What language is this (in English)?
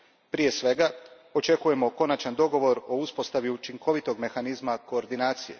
Croatian